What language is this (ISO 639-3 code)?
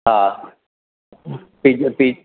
snd